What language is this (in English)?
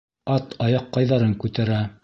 Bashkir